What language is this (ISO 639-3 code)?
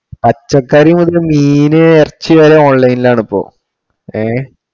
mal